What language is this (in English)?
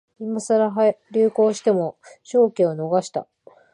Japanese